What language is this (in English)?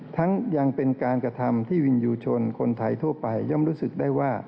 Thai